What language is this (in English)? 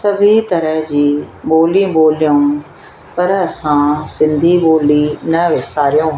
Sindhi